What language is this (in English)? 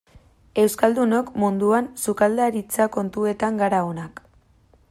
Basque